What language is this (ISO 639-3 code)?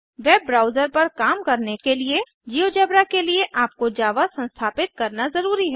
hin